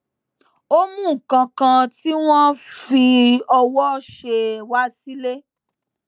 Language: Yoruba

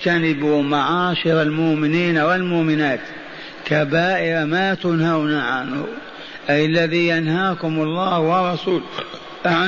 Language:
Arabic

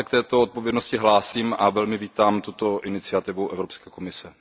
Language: Czech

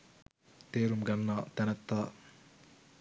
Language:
Sinhala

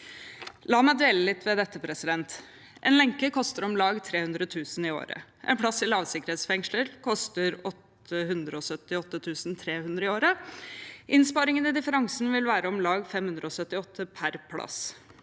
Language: Norwegian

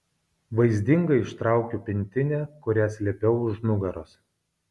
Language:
Lithuanian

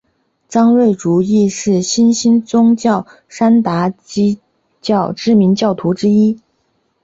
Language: Chinese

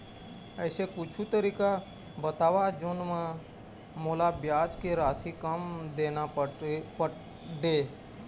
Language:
Chhattisgarhi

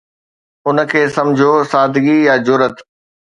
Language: Sindhi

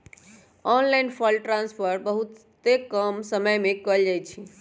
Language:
Magahi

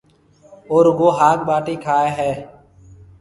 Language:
Marwari (Pakistan)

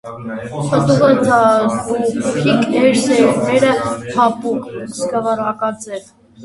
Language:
Armenian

